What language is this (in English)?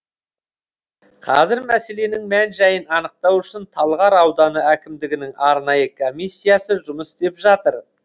Kazakh